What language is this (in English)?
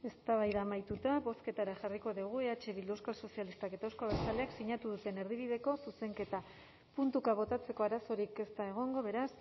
Basque